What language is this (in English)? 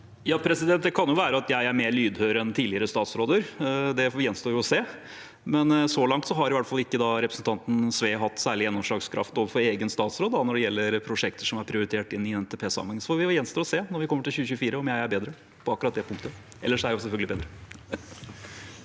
Norwegian